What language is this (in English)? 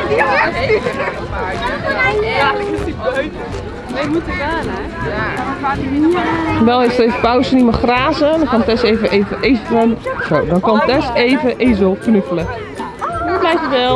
Dutch